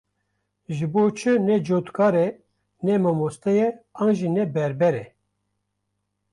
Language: Kurdish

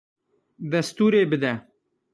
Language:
Kurdish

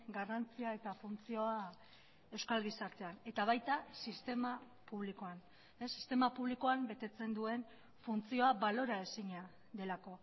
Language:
Basque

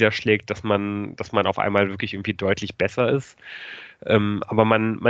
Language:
German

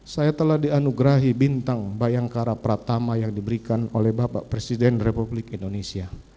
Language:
Indonesian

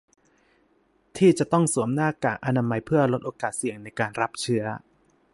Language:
Thai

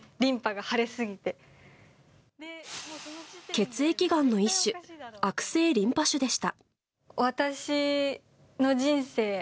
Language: Japanese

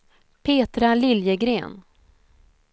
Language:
Swedish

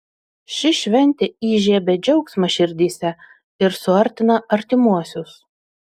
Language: Lithuanian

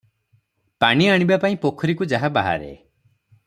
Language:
Odia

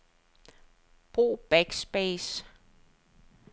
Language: Danish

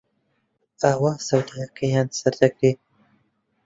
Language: Central Kurdish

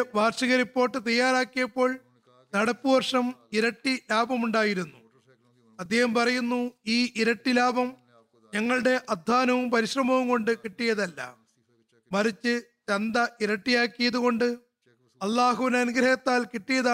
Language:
Malayalam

